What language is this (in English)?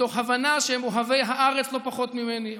Hebrew